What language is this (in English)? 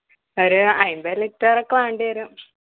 Malayalam